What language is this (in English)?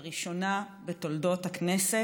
Hebrew